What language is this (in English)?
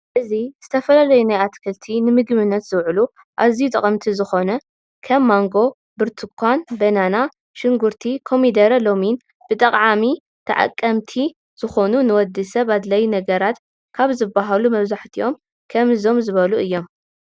Tigrinya